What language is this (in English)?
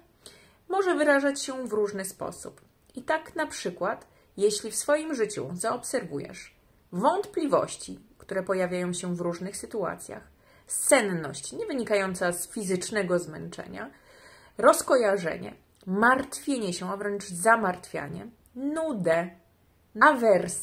Polish